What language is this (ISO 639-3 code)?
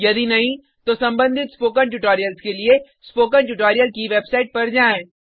hin